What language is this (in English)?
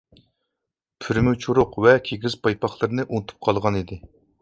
Uyghur